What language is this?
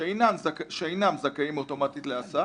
Hebrew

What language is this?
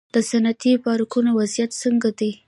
Pashto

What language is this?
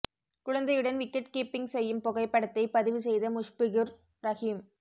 Tamil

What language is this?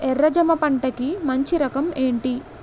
Telugu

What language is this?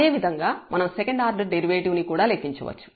Telugu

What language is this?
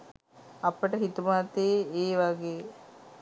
Sinhala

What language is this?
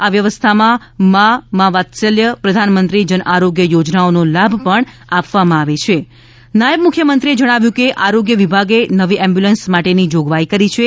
Gujarati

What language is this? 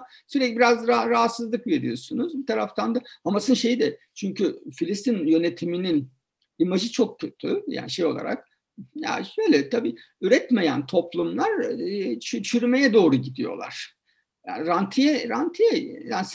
Turkish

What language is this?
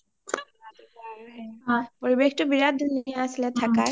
Assamese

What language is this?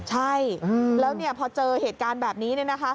Thai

